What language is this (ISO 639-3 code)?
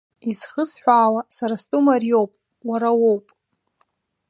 abk